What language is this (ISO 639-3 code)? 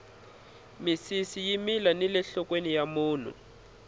tso